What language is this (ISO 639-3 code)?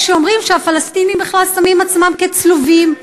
heb